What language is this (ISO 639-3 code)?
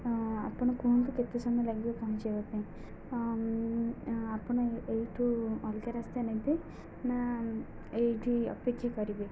ori